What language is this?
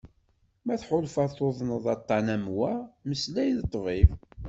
Kabyle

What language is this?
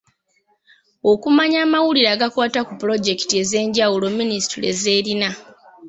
Ganda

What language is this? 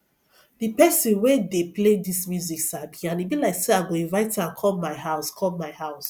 Nigerian Pidgin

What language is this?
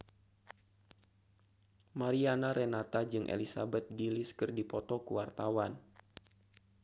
Sundanese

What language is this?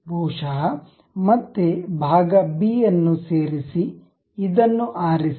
Kannada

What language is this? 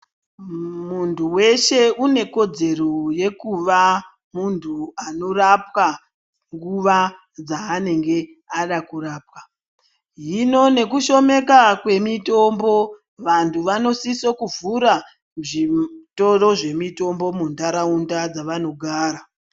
Ndau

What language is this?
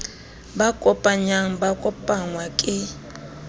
Southern Sotho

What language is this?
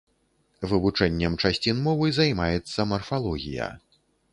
Belarusian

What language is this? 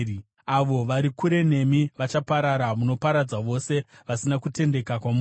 Shona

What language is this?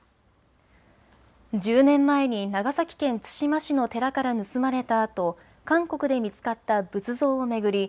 Japanese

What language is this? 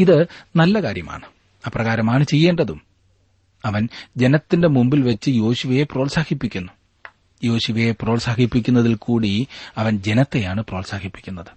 Malayalam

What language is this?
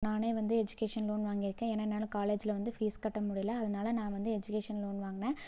Tamil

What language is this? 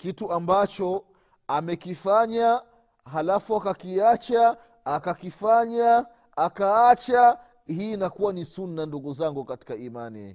Swahili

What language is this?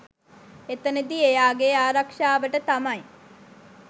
Sinhala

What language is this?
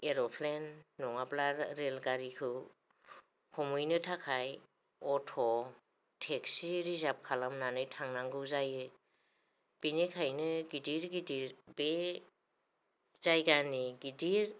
Bodo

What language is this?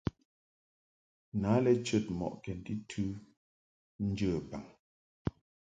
Mungaka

